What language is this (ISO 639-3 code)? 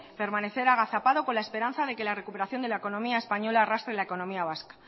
spa